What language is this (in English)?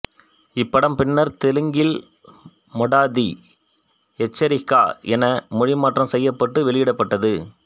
Tamil